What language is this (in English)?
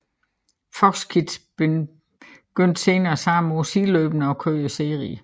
Danish